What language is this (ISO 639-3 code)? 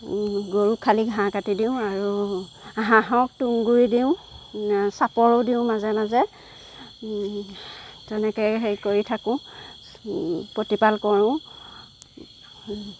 asm